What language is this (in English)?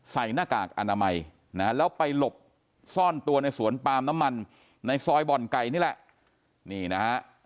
Thai